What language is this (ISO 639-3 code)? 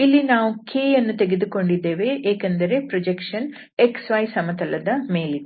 kan